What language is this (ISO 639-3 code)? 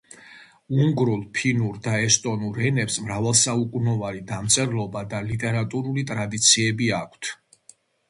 kat